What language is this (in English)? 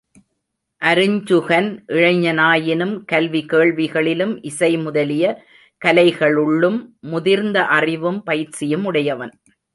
Tamil